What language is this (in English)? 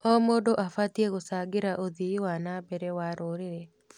Kikuyu